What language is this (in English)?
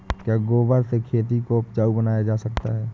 Hindi